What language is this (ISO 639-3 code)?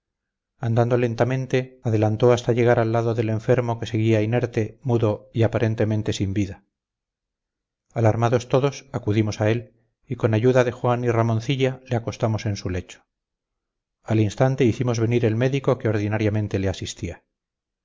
spa